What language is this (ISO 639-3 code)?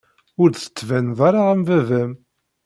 kab